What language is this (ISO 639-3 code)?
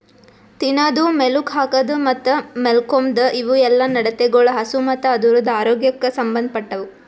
kan